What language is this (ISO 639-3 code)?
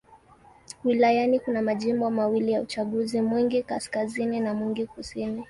swa